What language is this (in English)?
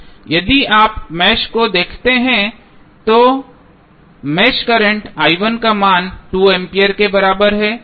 Hindi